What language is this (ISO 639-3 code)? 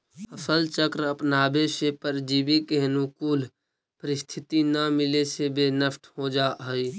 mag